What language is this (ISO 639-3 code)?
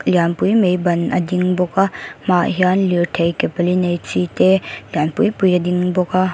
lus